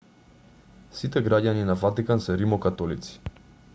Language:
Macedonian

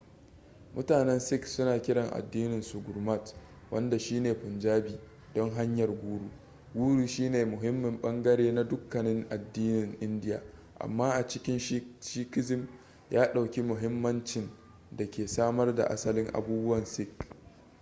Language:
Hausa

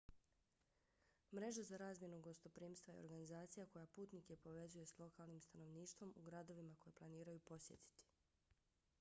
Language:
Bosnian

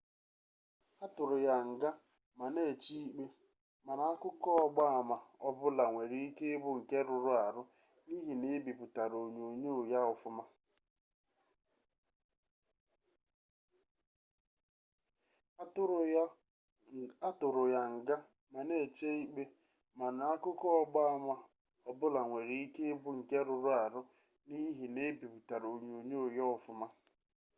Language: Igbo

